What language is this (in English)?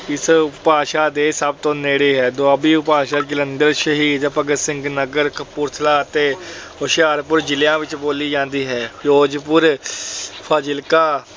Punjabi